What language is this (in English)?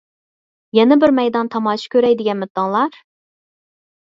Uyghur